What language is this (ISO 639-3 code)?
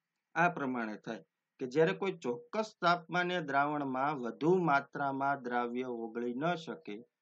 hin